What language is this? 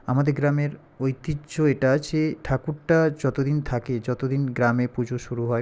Bangla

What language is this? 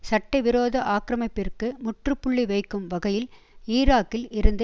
Tamil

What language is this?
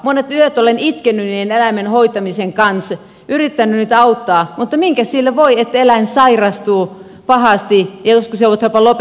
Finnish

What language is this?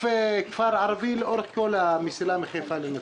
Hebrew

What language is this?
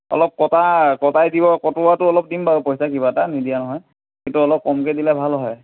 Assamese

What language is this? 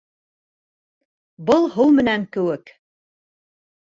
Bashkir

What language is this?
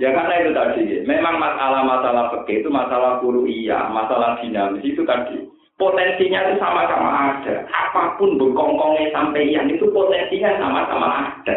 Indonesian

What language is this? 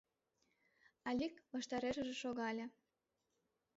Mari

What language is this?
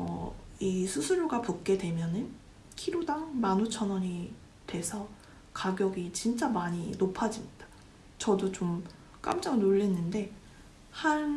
Korean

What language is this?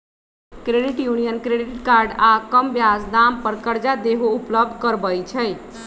Magahi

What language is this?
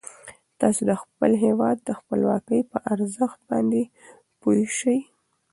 Pashto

